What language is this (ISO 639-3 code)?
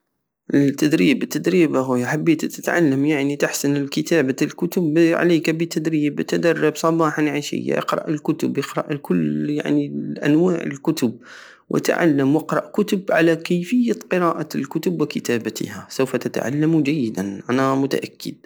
aao